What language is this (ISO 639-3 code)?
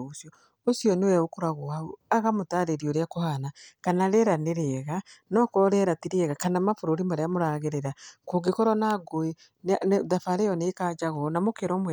kik